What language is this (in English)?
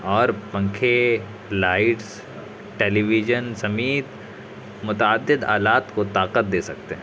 Urdu